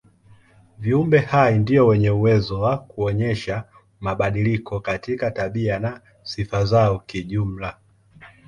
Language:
Swahili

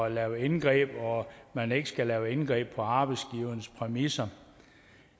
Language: Danish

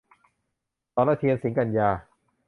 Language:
Thai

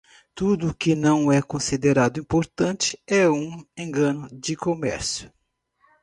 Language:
Portuguese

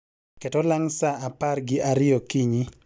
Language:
Luo (Kenya and Tanzania)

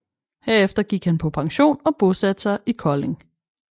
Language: Danish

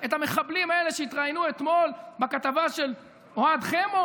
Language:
Hebrew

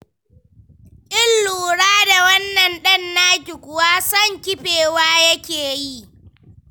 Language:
Hausa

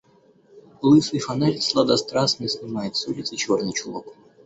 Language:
Russian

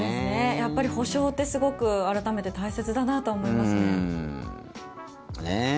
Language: Japanese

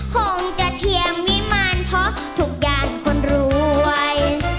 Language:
Thai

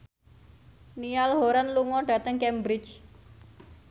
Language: Javanese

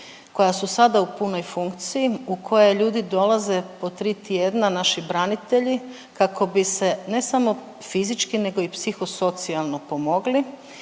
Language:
Croatian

